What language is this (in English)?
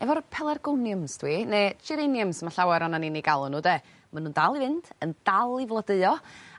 Welsh